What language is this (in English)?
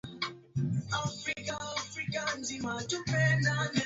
Swahili